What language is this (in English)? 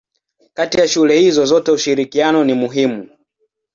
Swahili